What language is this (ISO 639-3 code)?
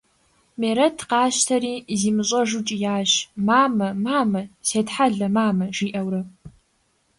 kbd